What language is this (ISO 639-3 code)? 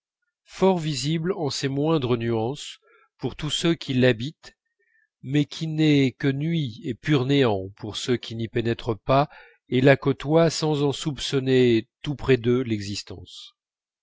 fra